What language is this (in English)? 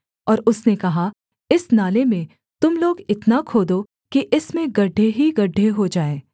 Hindi